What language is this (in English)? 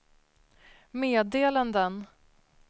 Swedish